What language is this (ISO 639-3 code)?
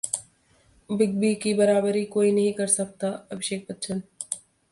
hin